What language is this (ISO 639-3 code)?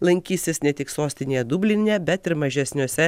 lit